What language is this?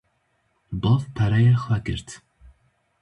Kurdish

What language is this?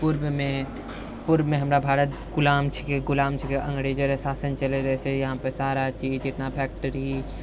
Maithili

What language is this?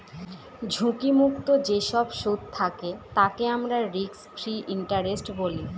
Bangla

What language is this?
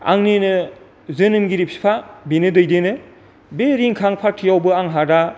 Bodo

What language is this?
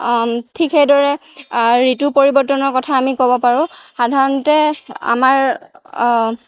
Assamese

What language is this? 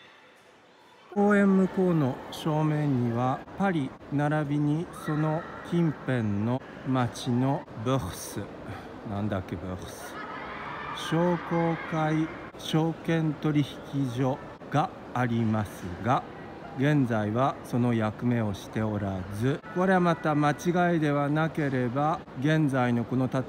Japanese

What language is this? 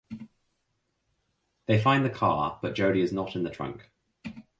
English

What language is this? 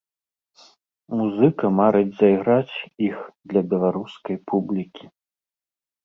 Belarusian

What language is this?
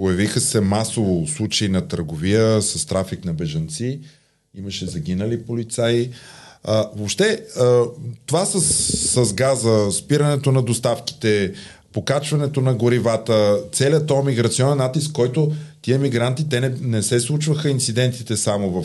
Bulgarian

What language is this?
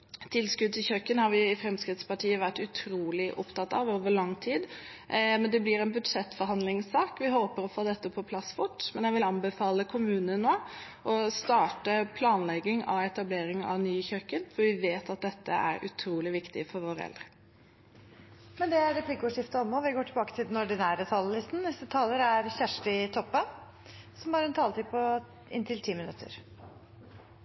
Norwegian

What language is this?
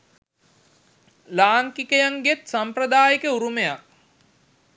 Sinhala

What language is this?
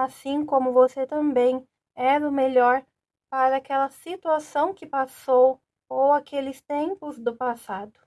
Portuguese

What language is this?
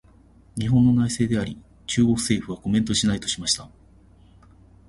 Japanese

